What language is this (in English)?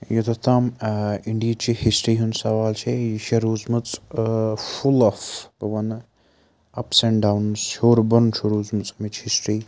Kashmiri